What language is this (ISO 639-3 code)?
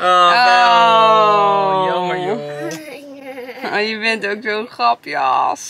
nld